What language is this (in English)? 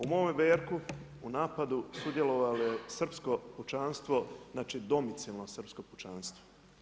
Croatian